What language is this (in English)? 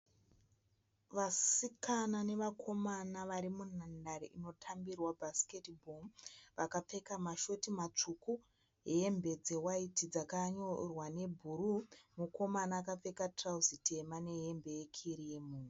Shona